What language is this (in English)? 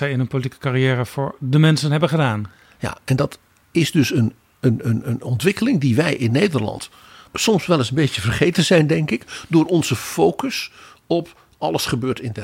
Dutch